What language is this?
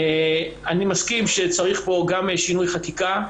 Hebrew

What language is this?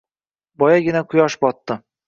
Uzbek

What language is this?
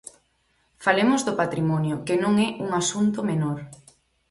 Galician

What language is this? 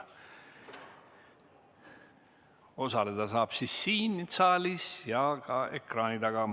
Estonian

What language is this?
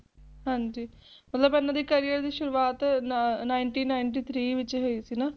Punjabi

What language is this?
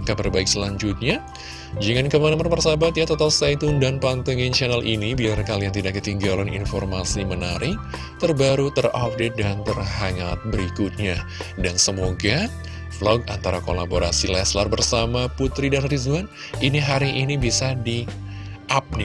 Indonesian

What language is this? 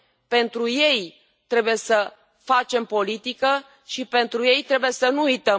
Romanian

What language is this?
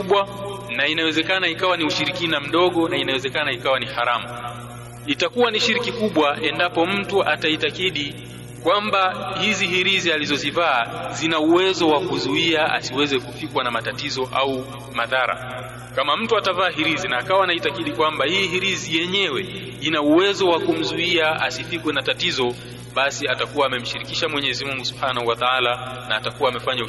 Swahili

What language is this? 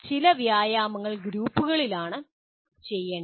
Malayalam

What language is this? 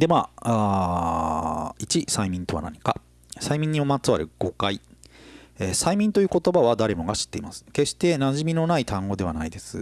Japanese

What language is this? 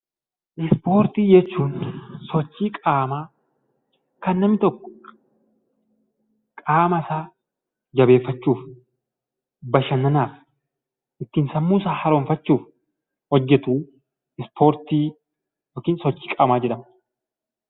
Oromo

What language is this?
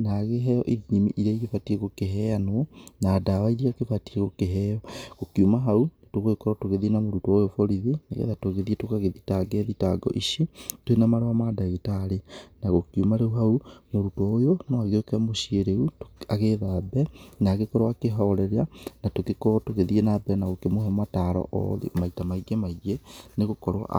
Kikuyu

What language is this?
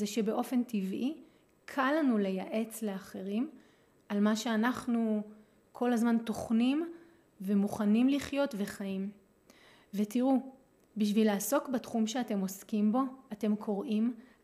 Hebrew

